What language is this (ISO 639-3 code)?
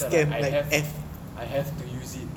eng